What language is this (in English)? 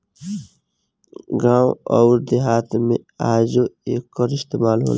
Bhojpuri